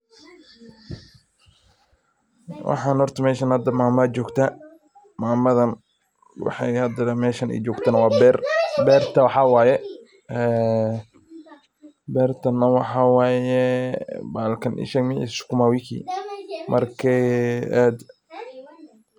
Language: Somali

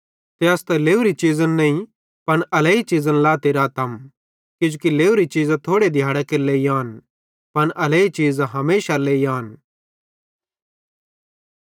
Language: Bhadrawahi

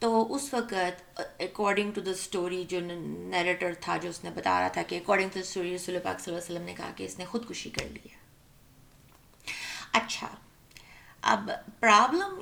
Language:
Urdu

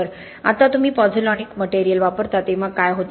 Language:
Marathi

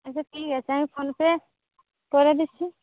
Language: Bangla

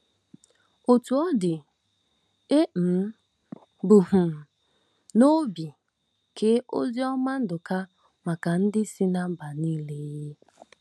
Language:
Igbo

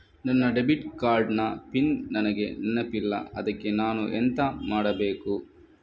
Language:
Kannada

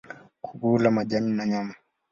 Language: Swahili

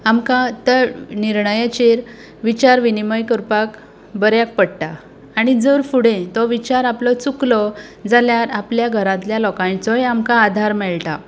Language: Konkani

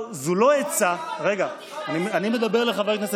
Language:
Hebrew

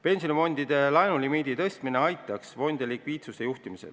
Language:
Estonian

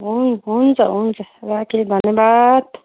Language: Nepali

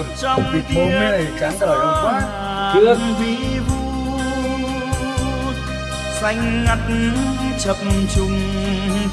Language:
Vietnamese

